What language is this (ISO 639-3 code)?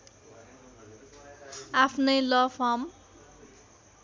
nep